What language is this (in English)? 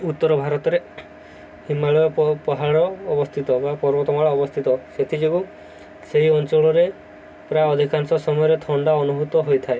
Odia